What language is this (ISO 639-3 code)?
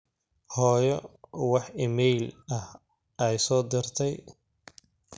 som